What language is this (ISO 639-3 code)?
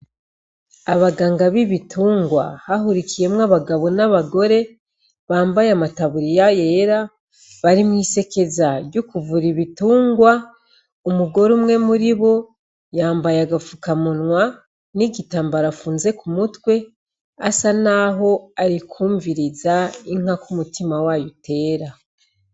run